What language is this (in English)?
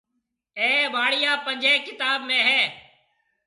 Marwari (Pakistan)